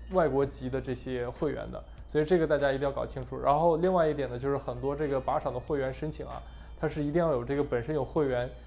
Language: Chinese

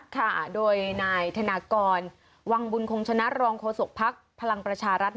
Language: Thai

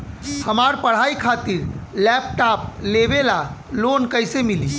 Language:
Bhojpuri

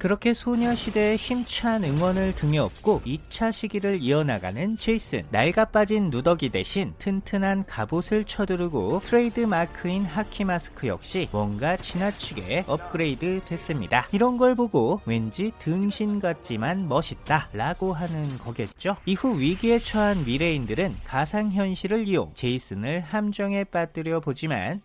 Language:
Korean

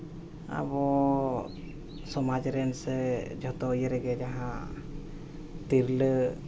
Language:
Santali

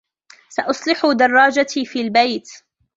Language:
Arabic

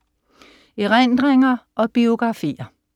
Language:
Danish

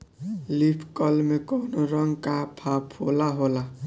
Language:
Bhojpuri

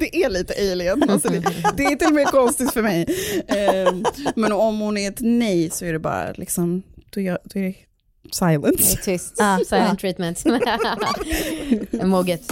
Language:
Swedish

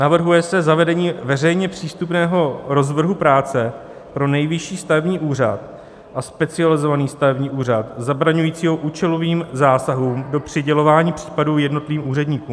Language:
Czech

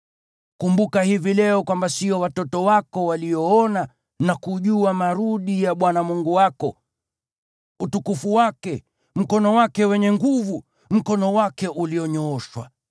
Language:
Swahili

